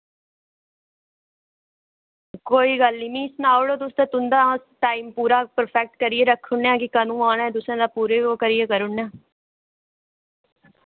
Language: Dogri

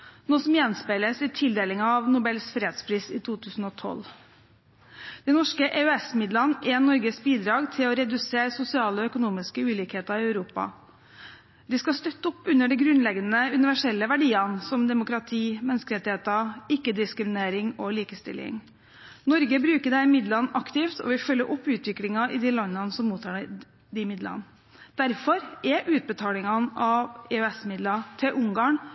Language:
Norwegian Bokmål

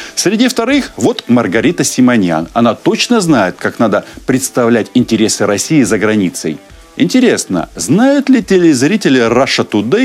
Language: Russian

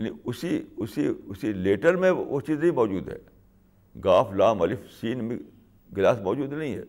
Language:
Urdu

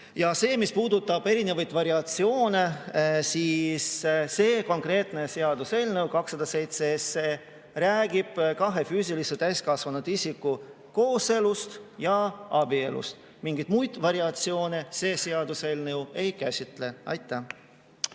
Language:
Estonian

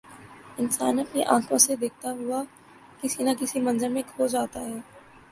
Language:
Urdu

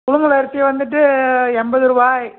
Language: Tamil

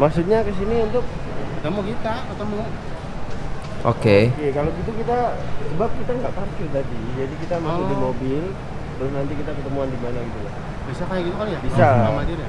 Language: Indonesian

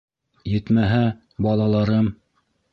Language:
Bashkir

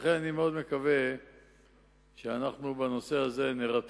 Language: Hebrew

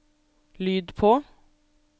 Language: Norwegian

